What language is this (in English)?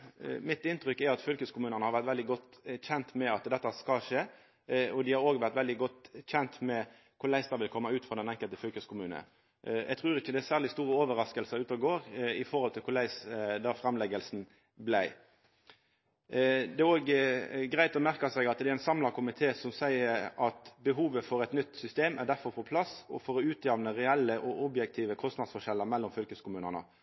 Norwegian Nynorsk